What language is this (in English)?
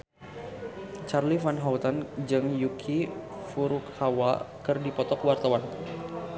Sundanese